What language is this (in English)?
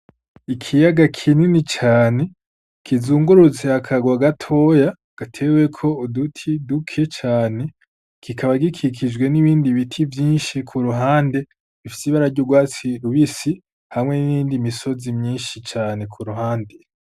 Rundi